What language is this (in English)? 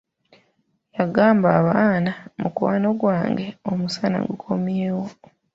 Ganda